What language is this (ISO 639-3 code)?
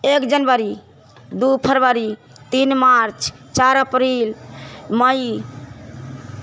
mai